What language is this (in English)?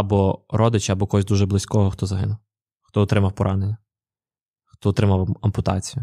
Ukrainian